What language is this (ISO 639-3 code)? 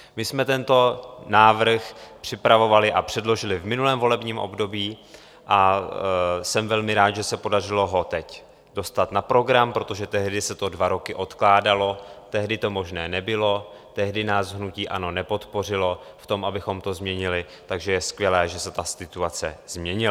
ces